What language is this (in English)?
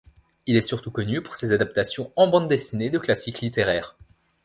French